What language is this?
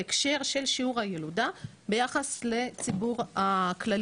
Hebrew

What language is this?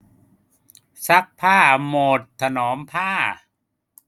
Thai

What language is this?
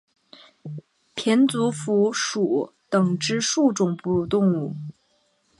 Chinese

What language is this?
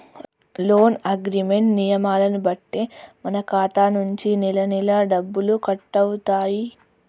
Telugu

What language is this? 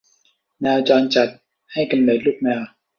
Thai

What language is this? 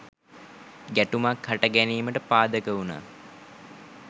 Sinhala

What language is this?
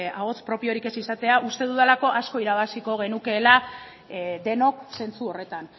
Basque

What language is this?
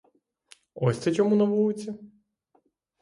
Ukrainian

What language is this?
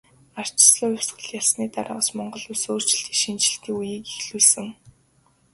Mongolian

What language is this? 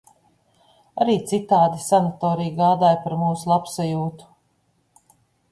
Latvian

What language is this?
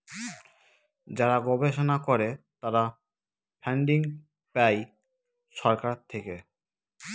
Bangla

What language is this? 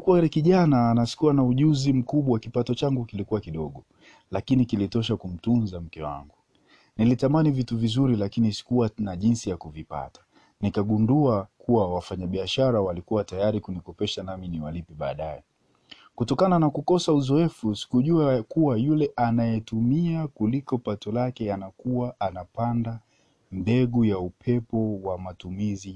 Swahili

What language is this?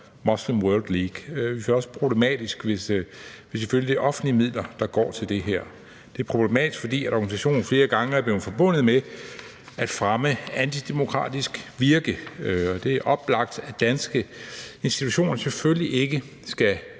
Danish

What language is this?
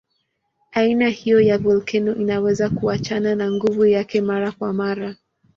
Swahili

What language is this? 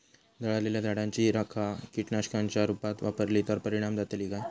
Marathi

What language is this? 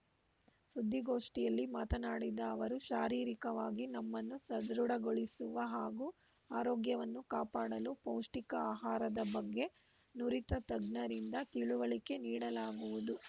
Kannada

